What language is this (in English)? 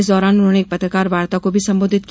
Hindi